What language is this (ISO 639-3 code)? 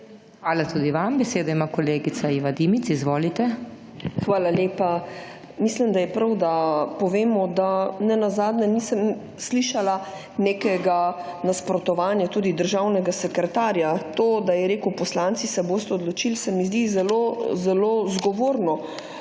slv